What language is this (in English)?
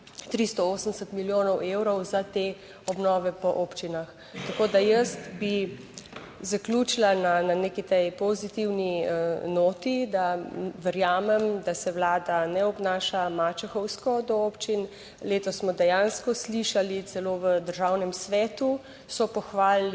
Slovenian